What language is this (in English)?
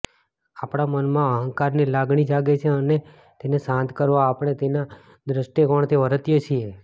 Gujarati